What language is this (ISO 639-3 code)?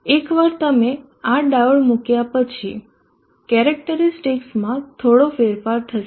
guj